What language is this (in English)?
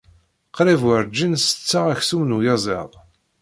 Kabyle